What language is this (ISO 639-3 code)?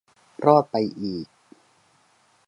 tha